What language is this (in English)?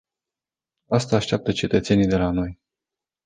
Romanian